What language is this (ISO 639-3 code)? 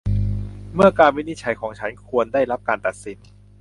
tha